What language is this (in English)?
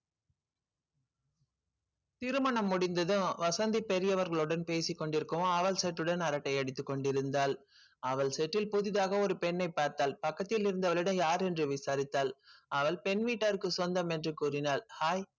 Tamil